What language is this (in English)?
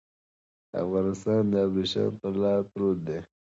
Pashto